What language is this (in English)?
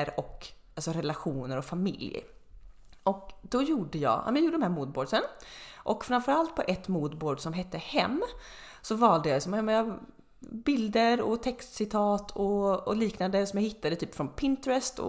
Swedish